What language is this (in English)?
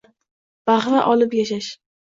Uzbek